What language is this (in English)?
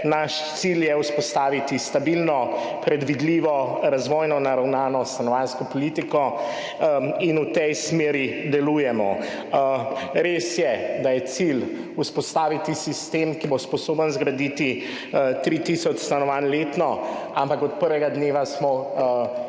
Slovenian